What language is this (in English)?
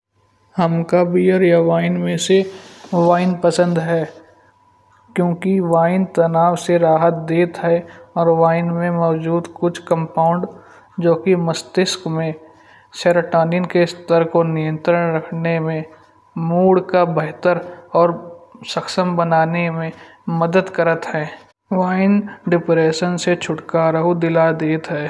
Kanauji